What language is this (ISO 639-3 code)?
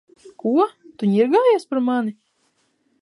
lav